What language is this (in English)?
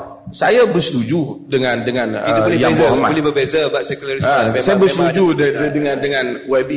Malay